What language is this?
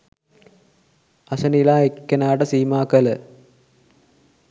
Sinhala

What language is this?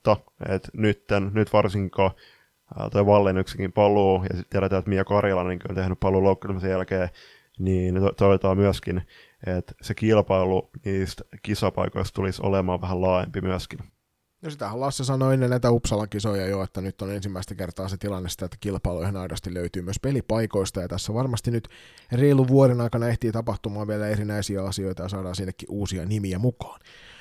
Finnish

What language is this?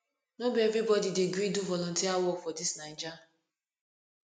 Nigerian Pidgin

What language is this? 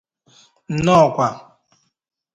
Igbo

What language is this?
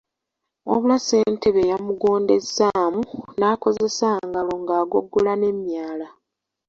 Ganda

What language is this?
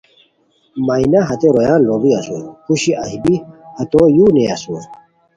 Khowar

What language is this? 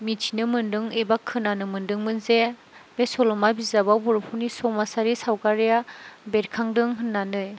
Bodo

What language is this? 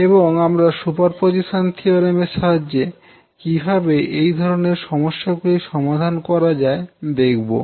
Bangla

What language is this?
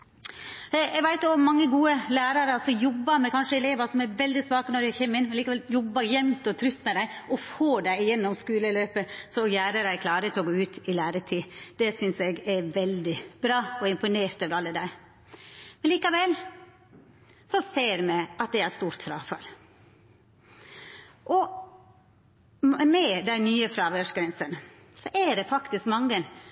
Norwegian Nynorsk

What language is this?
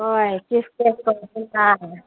Manipuri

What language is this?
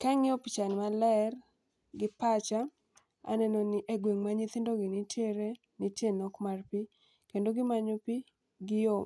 Luo (Kenya and Tanzania)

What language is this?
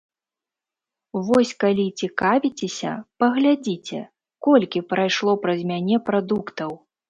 Belarusian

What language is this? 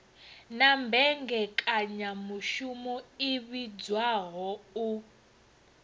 Venda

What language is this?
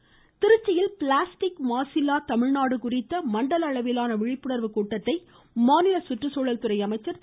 Tamil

